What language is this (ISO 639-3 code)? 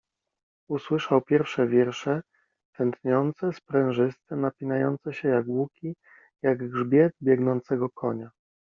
pol